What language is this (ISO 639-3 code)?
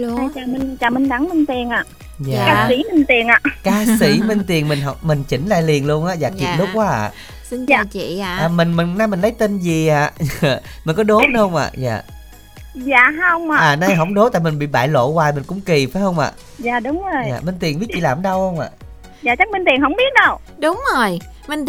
vie